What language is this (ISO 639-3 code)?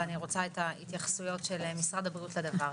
heb